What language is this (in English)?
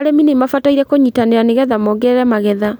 Kikuyu